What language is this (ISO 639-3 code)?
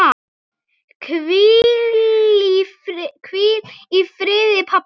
isl